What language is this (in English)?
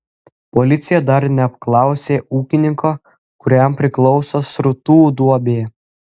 Lithuanian